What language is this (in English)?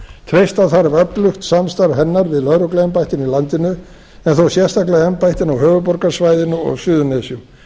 Icelandic